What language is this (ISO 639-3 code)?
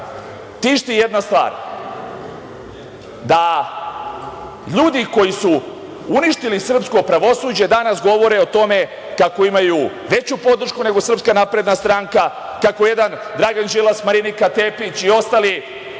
srp